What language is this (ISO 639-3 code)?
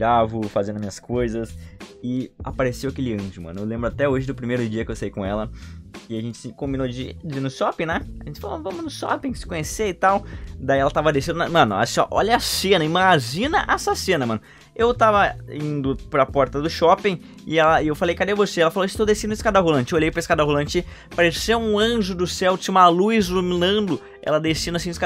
por